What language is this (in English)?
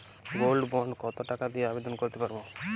Bangla